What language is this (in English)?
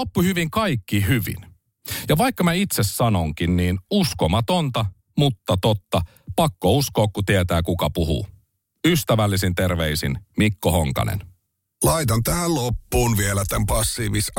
Finnish